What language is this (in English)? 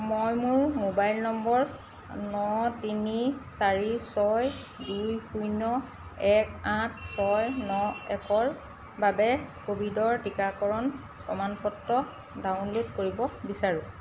Assamese